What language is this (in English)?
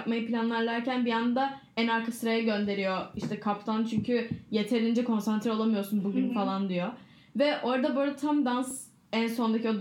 Turkish